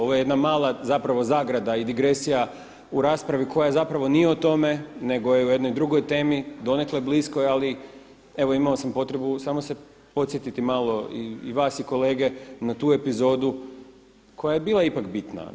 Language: Croatian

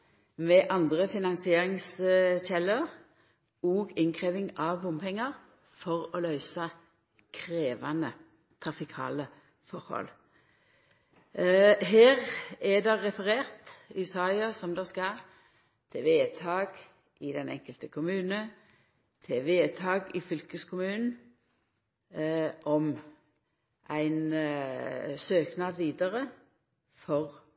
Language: Norwegian Nynorsk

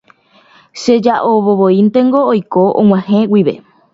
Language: Guarani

